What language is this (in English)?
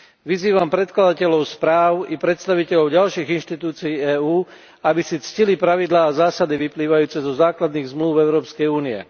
Slovak